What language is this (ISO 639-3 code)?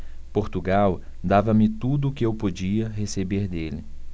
por